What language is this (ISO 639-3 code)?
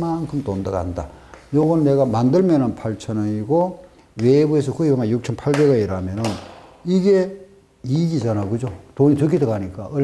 kor